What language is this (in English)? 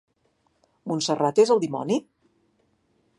Catalan